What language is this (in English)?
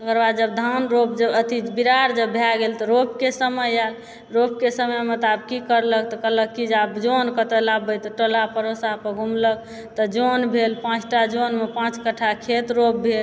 Maithili